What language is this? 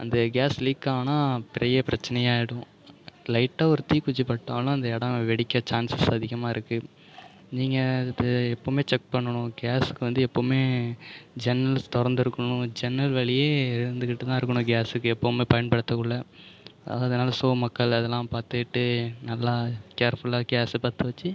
Tamil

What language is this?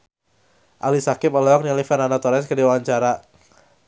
Sundanese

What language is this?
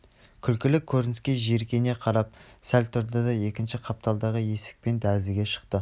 Kazakh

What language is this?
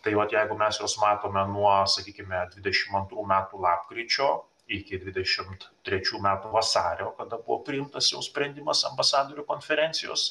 Lithuanian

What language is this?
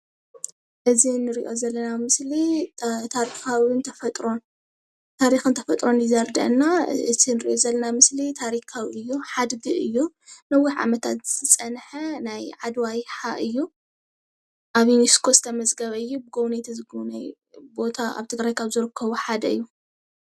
Tigrinya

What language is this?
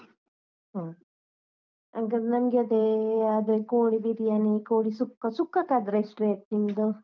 Kannada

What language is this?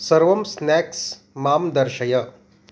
Sanskrit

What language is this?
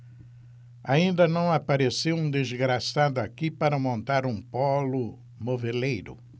Portuguese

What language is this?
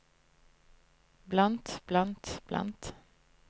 Norwegian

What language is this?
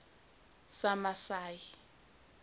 Zulu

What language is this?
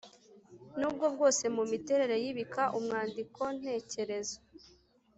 Kinyarwanda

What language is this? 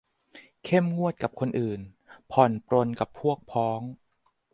Thai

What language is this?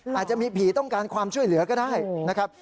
Thai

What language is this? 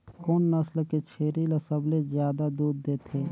Chhattisgarhi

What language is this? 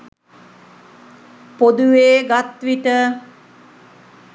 Sinhala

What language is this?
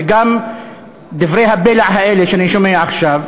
Hebrew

